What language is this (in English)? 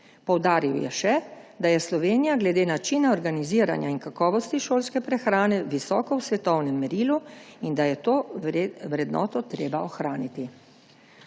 Slovenian